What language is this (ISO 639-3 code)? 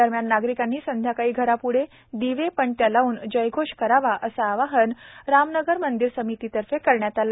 mar